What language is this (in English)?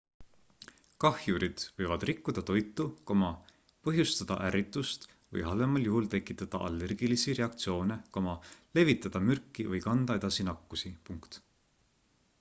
Estonian